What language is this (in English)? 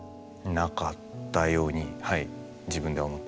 Japanese